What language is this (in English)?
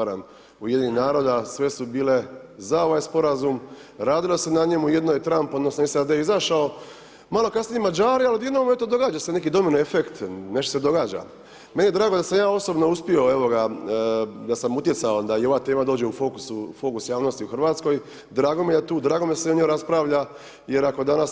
Croatian